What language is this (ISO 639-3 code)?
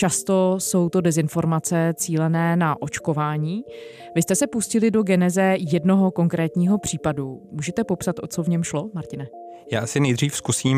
ces